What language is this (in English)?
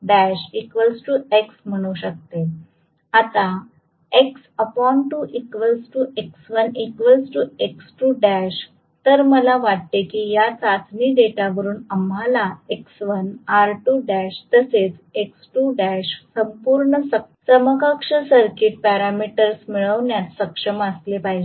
Marathi